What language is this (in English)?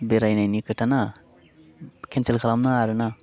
Bodo